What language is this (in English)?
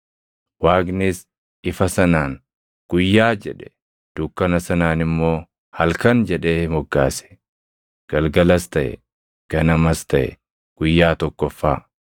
Oromo